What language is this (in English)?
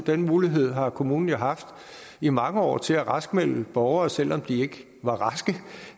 Danish